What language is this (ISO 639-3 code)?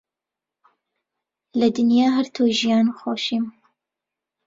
ckb